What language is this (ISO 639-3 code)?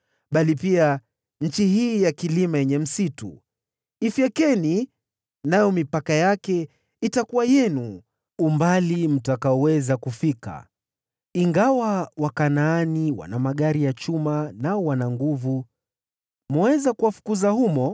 swa